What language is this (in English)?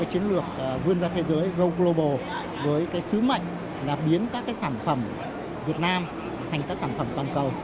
Vietnamese